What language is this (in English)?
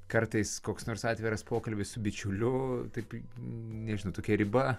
Lithuanian